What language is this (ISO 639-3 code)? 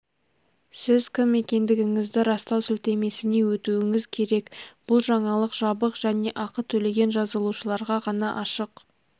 kaz